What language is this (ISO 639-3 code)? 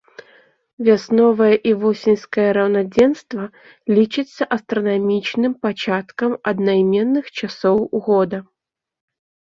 bel